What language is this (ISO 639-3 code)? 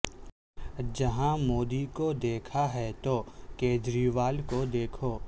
urd